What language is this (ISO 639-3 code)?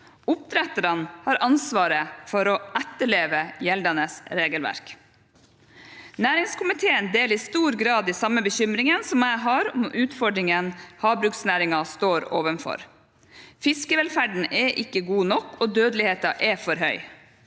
nor